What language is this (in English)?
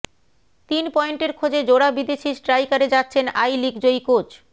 Bangla